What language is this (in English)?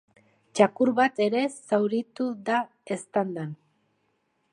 Basque